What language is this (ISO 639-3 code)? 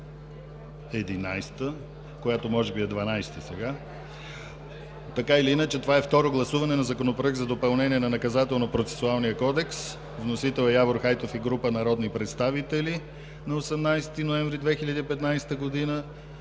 bul